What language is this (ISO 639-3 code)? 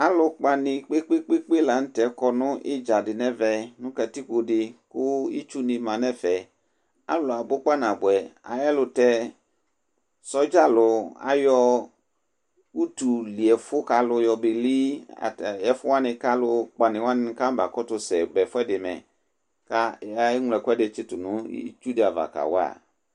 kpo